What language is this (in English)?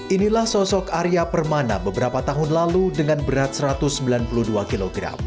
Indonesian